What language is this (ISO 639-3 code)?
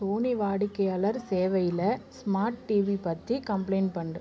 tam